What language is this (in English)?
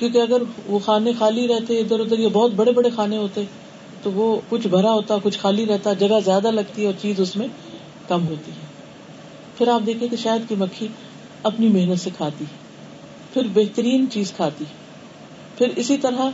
Urdu